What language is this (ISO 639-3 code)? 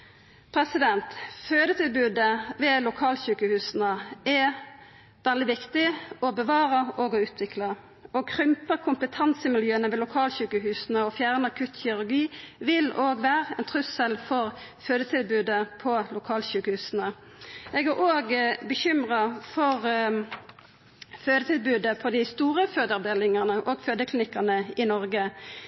nno